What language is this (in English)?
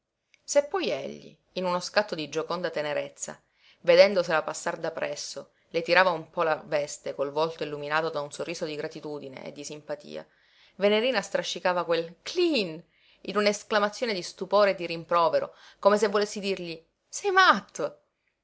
Italian